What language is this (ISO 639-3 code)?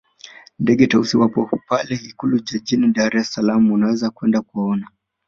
swa